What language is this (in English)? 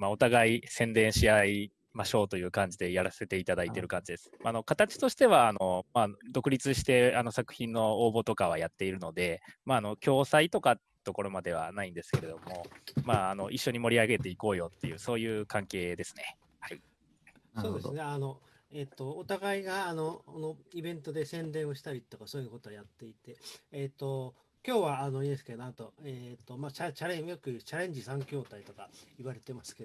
Japanese